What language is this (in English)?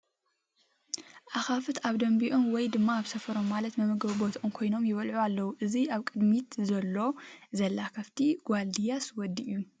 Tigrinya